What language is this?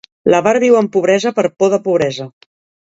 Catalan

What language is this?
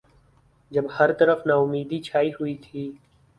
Urdu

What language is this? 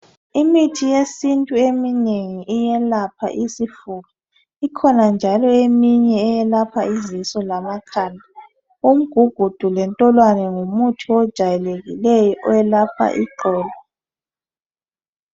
North Ndebele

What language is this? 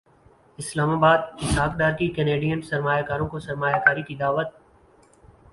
Urdu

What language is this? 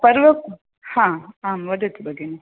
Sanskrit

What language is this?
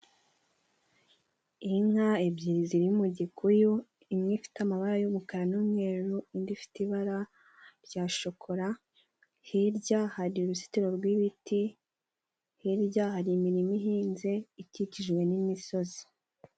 Kinyarwanda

